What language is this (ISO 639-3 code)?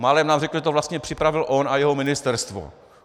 ces